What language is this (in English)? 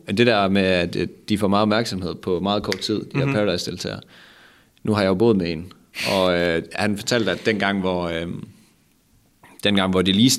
Danish